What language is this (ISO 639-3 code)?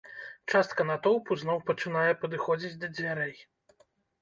bel